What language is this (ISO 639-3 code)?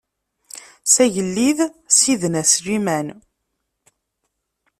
kab